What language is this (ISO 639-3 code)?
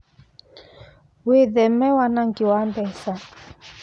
kik